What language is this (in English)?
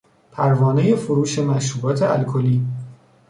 Persian